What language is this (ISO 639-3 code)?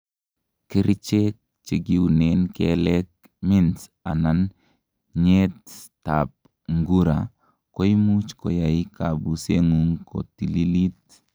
kln